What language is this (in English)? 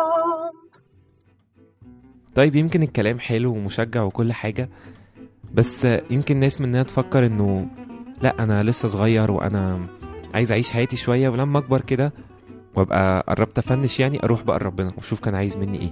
Arabic